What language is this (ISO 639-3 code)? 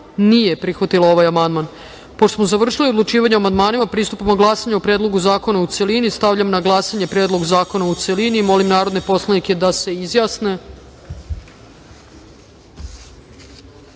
srp